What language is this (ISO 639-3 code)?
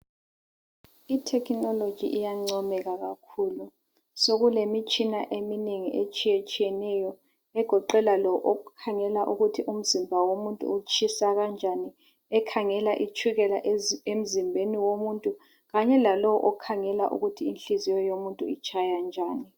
nde